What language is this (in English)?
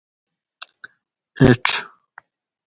Gawri